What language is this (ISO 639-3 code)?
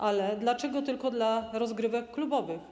pol